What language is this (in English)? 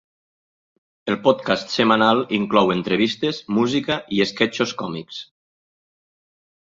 Catalan